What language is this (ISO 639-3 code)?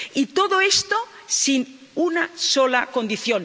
spa